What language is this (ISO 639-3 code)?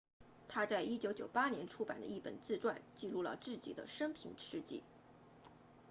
zho